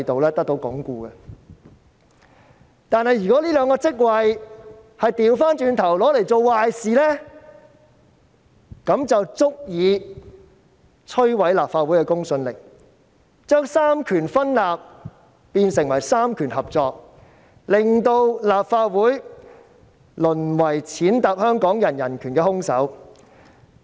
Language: Cantonese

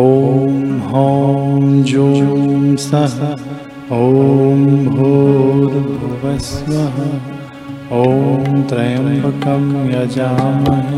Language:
Hindi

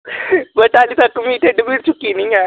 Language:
Dogri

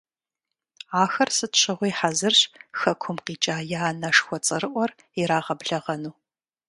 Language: Kabardian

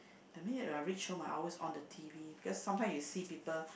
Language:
English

